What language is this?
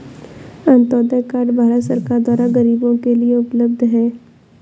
Hindi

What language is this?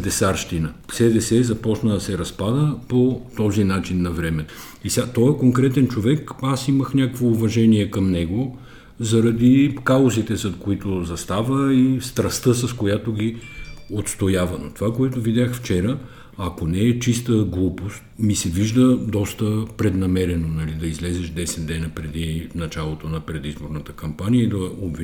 Bulgarian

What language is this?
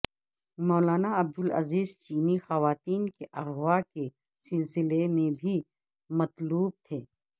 Urdu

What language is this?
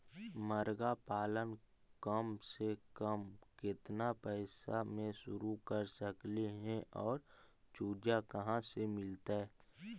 Magahi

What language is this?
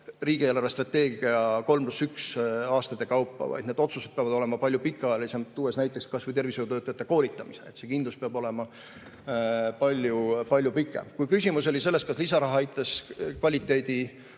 Estonian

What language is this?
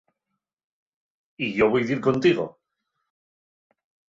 Asturian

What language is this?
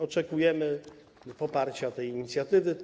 Polish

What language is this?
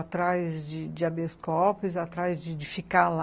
Portuguese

